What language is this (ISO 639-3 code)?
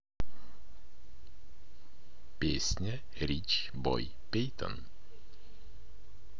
rus